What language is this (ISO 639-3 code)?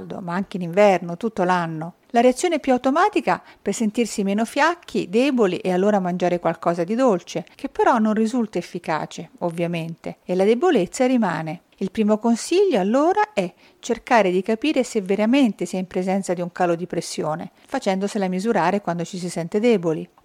ita